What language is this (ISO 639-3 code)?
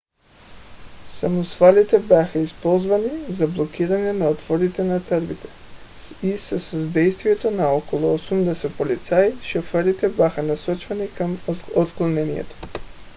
bul